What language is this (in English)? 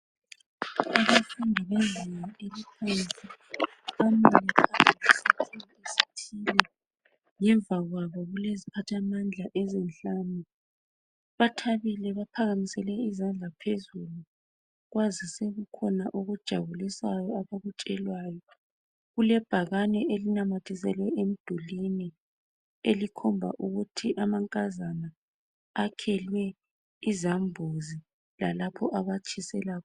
North Ndebele